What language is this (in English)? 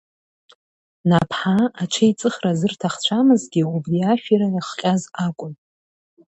Abkhazian